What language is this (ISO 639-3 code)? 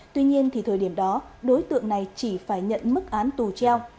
vie